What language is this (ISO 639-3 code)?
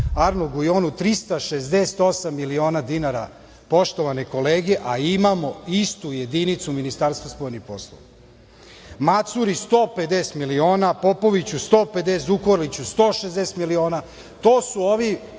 srp